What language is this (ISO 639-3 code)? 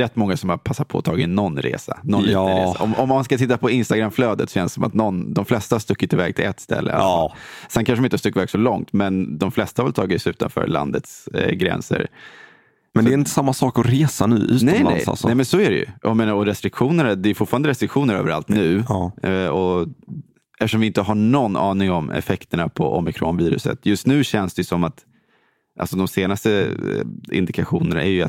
swe